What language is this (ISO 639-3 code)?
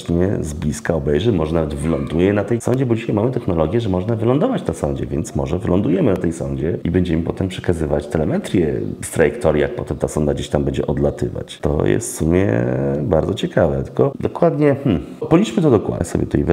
pol